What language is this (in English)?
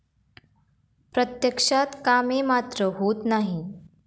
Marathi